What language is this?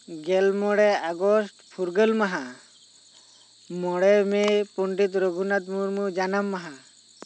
Santali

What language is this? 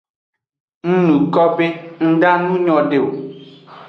Aja (Benin)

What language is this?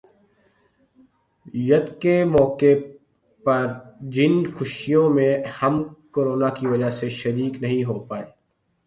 Urdu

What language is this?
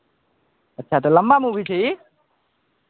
Maithili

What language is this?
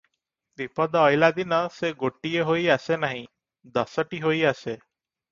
Odia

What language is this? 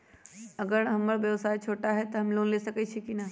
Magahi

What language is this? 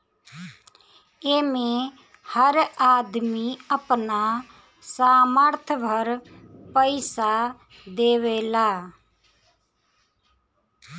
Bhojpuri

